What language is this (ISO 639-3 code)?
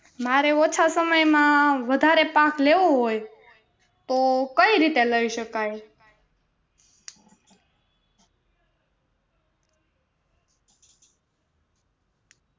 guj